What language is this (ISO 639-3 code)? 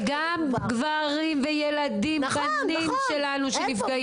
heb